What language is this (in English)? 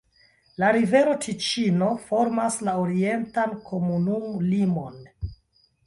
Esperanto